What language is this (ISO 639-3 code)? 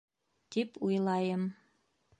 bak